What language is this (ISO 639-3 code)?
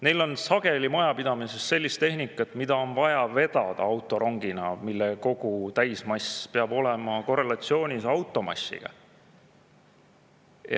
est